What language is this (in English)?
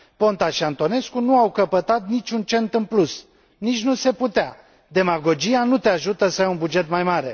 Romanian